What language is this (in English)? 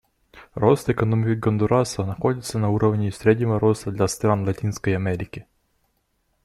Russian